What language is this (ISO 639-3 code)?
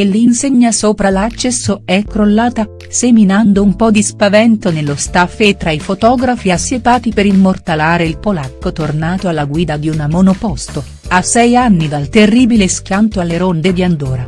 ita